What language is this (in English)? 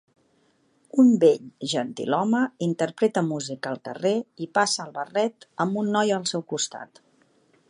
Catalan